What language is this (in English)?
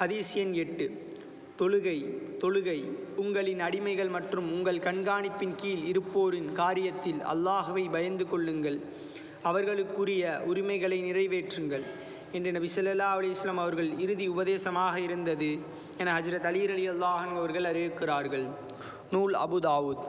Tamil